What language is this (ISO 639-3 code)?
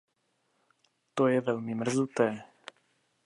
ces